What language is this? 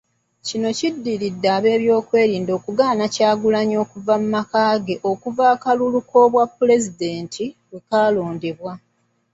Ganda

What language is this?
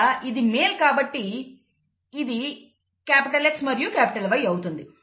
Telugu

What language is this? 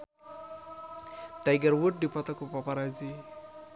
Sundanese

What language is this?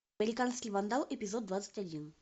Russian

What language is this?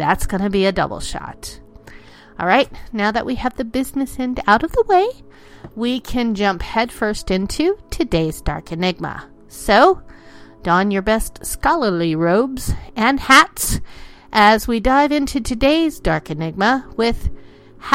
English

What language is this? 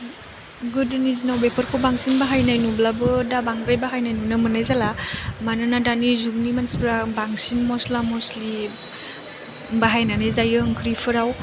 Bodo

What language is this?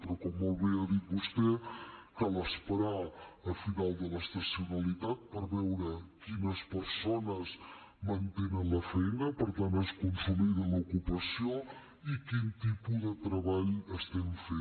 Catalan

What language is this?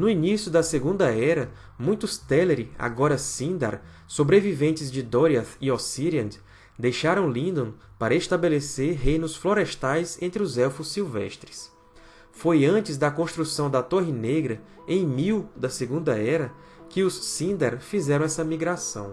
Portuguese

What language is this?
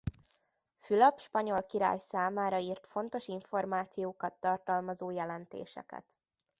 Hungarian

